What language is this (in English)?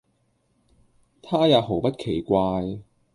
Cantonese